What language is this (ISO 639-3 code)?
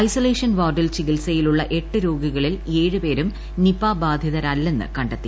mal